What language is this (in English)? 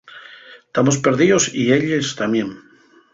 Asturian